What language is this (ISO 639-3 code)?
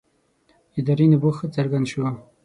pus